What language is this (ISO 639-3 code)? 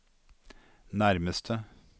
nor